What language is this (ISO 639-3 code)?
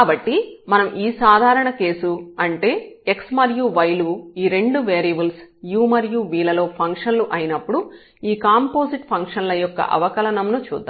tel